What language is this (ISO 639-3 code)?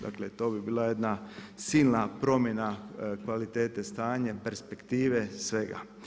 hrv